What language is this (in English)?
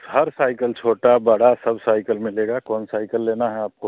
Hindi